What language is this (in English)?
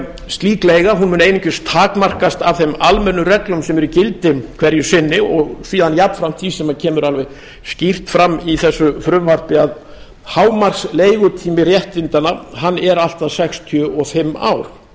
Icelandic